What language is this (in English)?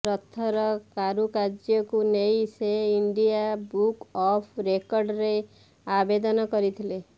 Odia